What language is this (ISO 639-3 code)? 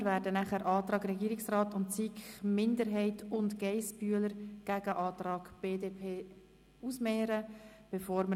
gsw